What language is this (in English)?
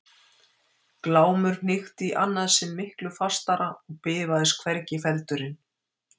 Icelandic